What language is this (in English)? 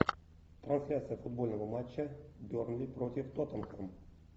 Russian